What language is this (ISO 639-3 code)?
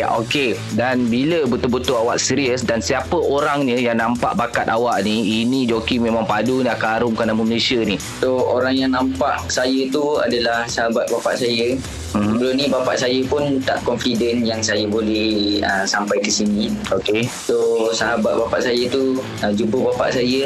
msa